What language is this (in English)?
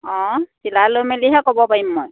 Assamese